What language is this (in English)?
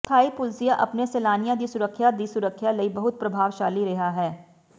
Punjabi